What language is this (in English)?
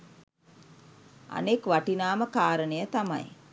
Sinhala